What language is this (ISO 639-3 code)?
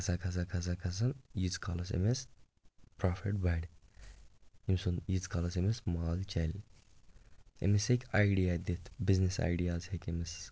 kas